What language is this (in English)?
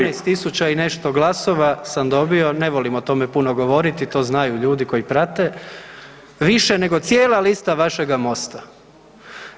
Croatian